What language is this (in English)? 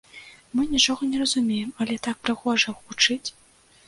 Belarusian